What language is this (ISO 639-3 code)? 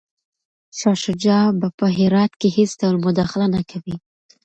pus